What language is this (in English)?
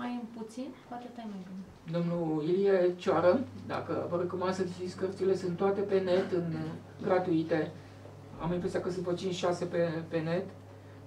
Romanian